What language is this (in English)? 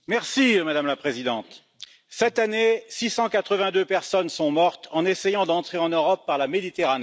French